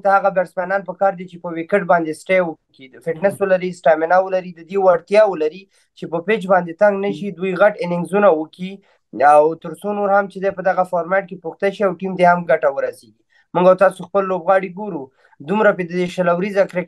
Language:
Romanian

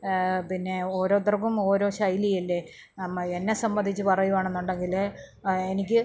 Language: Malayalam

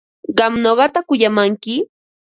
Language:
Ambo-Pasco Quechua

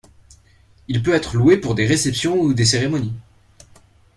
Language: French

